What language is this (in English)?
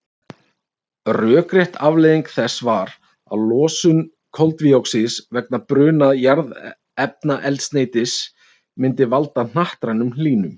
Icelandic